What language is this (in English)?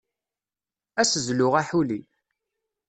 Kabyle